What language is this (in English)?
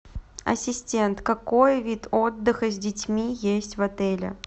Russian